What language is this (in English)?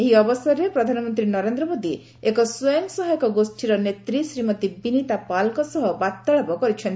Odia